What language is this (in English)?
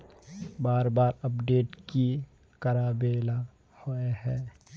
Magahi